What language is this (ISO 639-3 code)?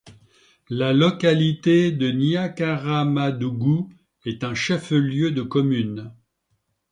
fra